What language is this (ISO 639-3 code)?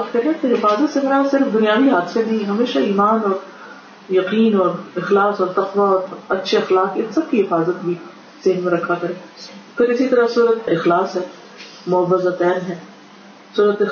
urd